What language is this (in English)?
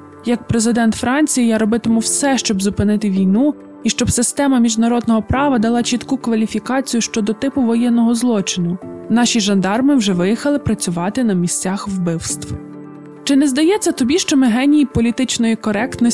Ukrainian